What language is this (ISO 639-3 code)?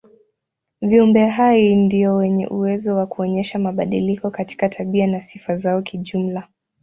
swa